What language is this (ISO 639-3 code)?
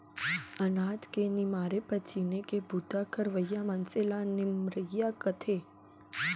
hne